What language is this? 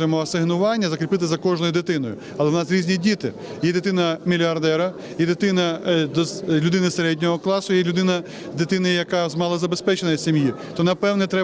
Ukrainian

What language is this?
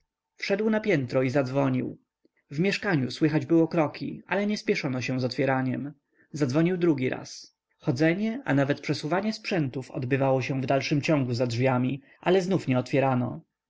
Polish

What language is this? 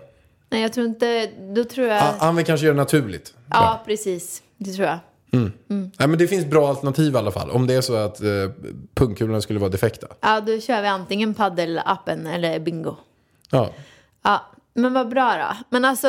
Swedish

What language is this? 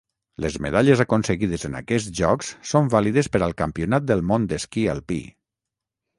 Catalan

